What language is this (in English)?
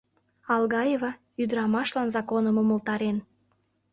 Mari